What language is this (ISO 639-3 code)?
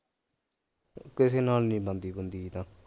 pan